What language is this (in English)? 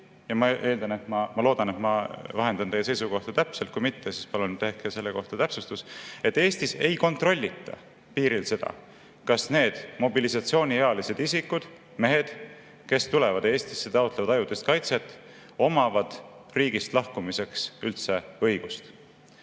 Estonian